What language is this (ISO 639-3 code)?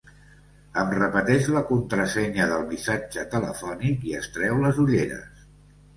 cat